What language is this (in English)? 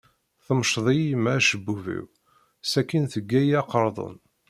Kabyle